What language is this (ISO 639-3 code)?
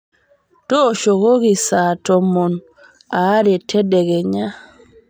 mas